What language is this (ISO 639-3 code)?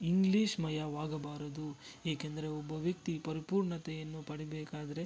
kan